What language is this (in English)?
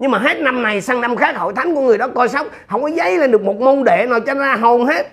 Vietnamese